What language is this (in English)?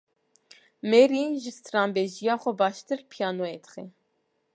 Kurdish